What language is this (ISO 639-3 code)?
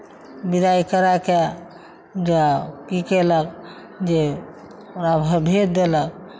mai